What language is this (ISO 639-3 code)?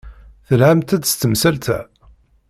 kab